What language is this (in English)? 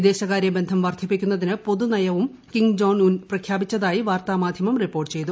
Malayalam